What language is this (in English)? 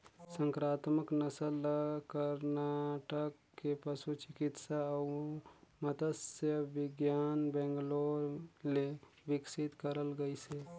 Chhattisgarhi